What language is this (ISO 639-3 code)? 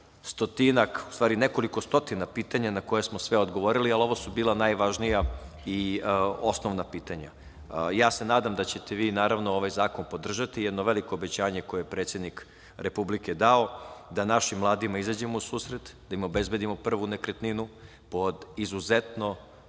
srp